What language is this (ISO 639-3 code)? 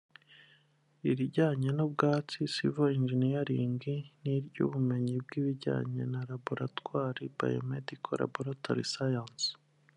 kin